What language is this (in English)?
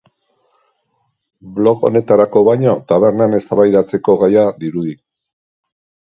Basque